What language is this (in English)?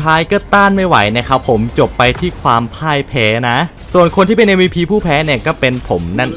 Thai